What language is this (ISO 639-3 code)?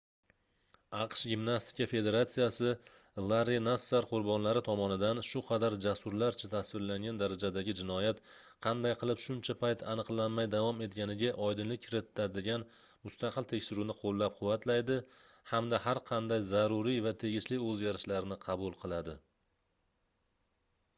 uzb